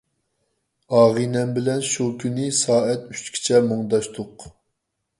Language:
Uyghur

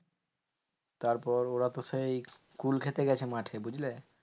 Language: Bangla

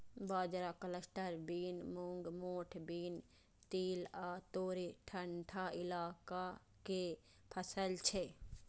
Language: Maithili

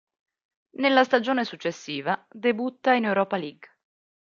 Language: Italian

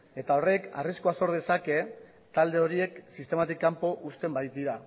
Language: Basque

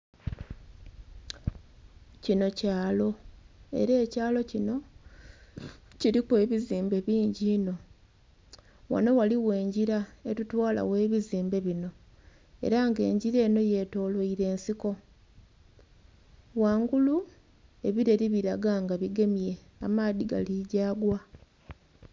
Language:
Soga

